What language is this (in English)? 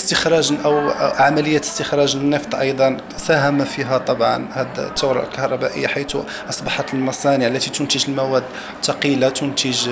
Arabic